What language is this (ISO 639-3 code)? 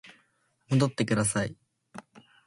jpn